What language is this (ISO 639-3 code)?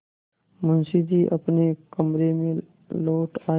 hin